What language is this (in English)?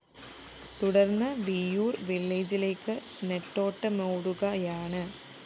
Malayalam